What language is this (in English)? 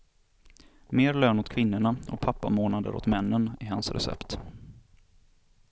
Swedish